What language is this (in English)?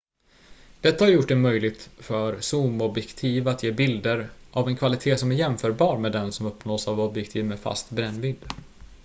Swedish